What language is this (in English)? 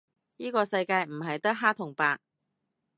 Cantonese